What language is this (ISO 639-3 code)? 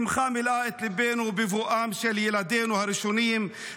heb